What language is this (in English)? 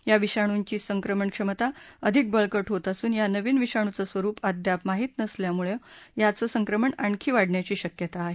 Marathi